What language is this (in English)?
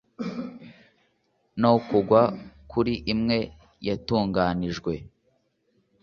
Kinyarwanda